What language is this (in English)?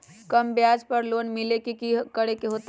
Magahi